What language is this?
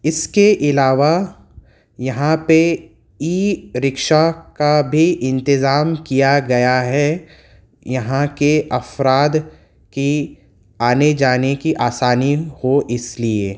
Urdu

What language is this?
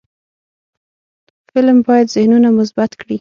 Pashto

